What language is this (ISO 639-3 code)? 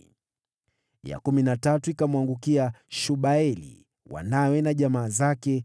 swa